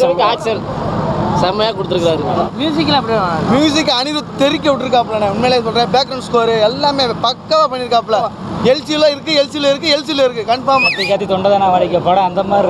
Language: Turkish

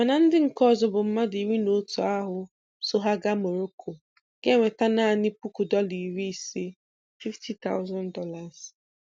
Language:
Igbo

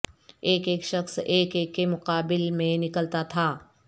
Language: Urdu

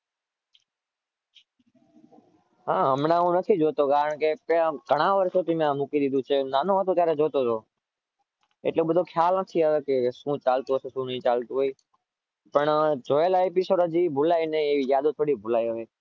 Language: Gujarati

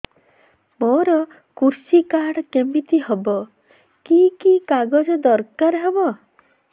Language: Odia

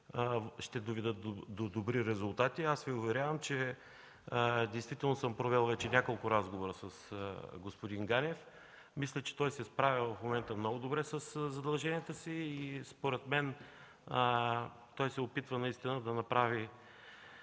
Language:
Bulgarian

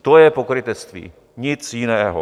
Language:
Czech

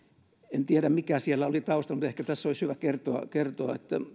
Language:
Finnish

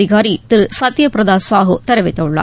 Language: Tamil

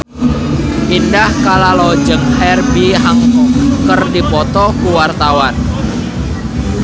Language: Sundanese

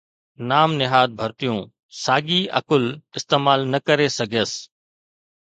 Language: Sindhi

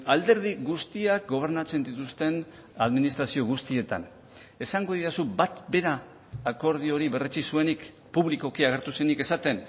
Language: Basque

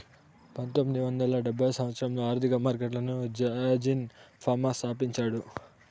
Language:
Telugu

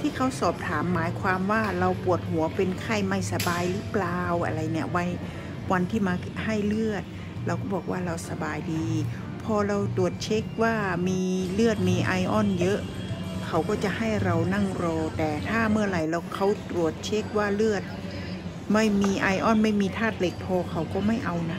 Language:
Thai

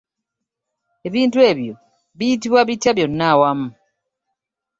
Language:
Ganda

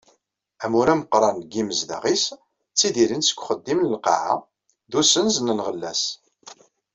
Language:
Kabyle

